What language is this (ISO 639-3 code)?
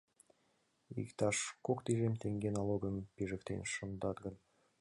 chm